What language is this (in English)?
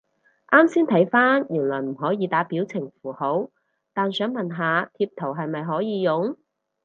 Cantonese